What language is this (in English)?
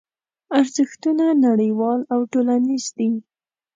Pashto